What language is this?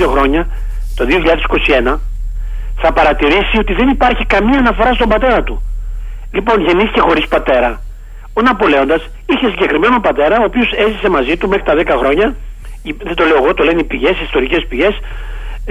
Greek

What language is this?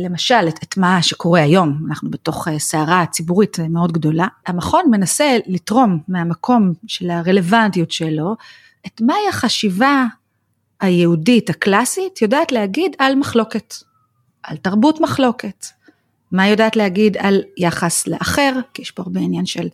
Hebrew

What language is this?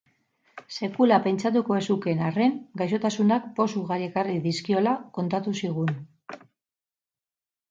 Basque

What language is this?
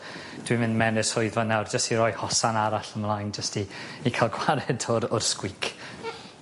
Welsh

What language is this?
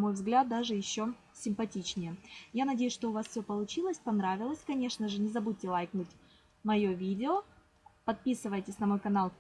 Russian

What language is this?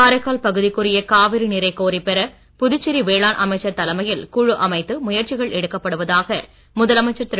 Tamil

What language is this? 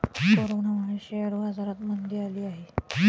Marathi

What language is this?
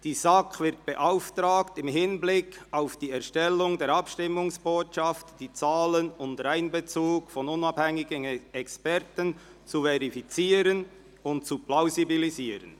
Swiss German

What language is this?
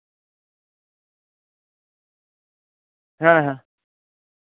Santali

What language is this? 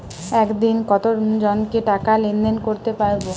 Bangla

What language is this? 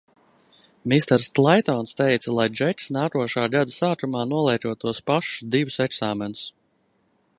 Latvian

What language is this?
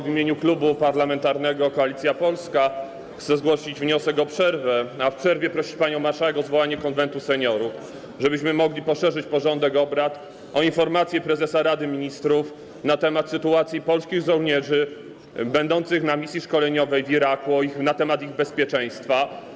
Polish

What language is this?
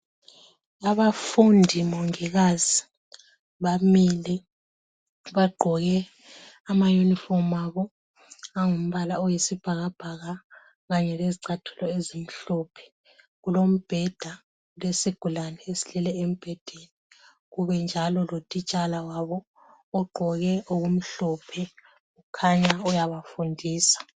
North Ndebele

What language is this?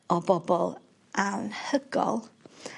Welsh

